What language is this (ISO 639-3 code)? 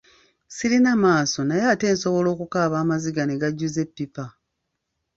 lug